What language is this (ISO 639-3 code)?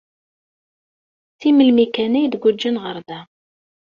kab